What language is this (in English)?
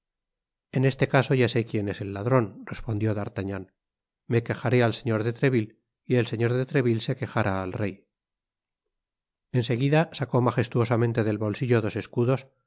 Spanish